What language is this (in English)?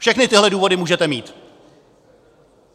Czech